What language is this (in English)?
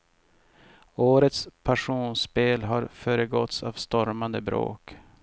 Swedish